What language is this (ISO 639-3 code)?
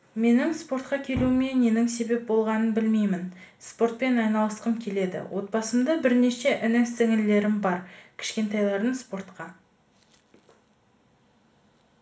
kaz